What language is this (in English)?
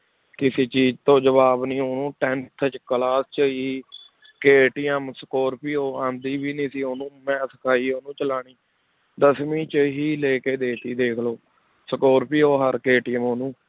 Punjabi